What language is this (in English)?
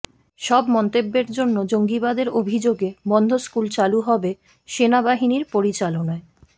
Bangla